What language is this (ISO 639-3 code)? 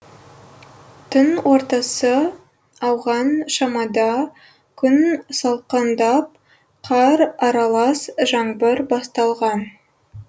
kaz